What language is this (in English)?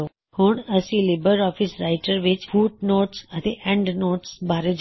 Punjabi